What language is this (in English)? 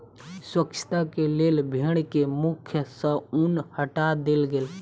Maithili